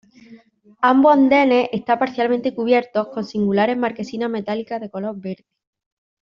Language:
Spanish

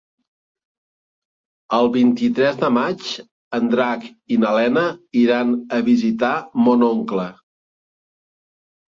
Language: Catalan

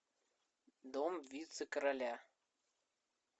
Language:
Russian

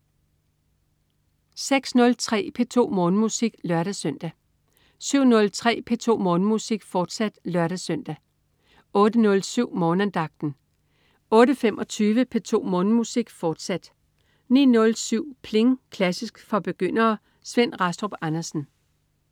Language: Danish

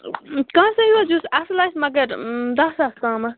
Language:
Kashmiri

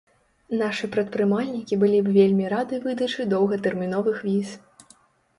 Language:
Belarusian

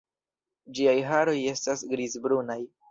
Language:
Esperanto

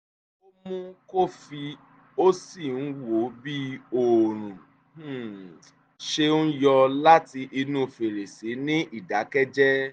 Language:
Yoruba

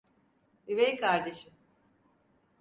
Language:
Turkish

